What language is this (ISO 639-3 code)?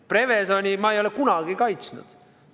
est